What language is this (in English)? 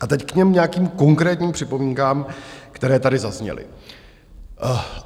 Czech